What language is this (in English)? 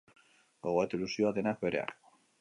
Basque